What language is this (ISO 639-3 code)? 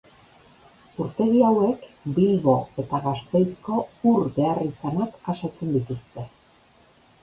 eus